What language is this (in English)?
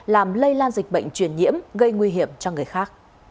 Vietnamese